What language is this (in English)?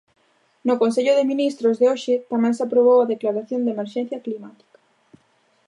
Galician